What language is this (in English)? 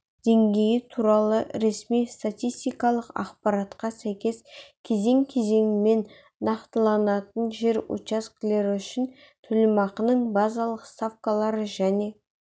Kazakh